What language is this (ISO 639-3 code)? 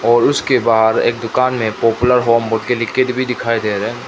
hin